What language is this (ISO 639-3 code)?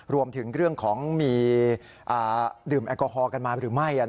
tha